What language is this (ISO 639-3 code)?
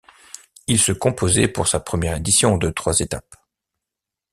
fra